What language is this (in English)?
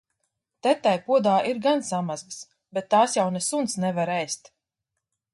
Latvian